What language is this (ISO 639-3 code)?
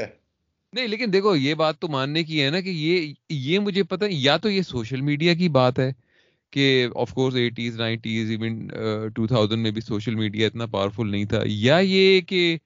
urd